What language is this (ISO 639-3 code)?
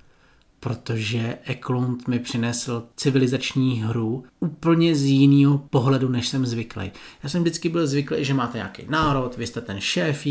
ces